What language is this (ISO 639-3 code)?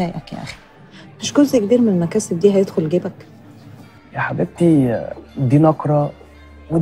ara